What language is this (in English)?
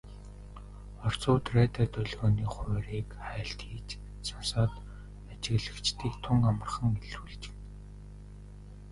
Mongolian